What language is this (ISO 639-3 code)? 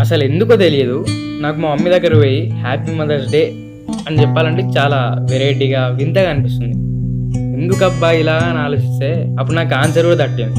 tel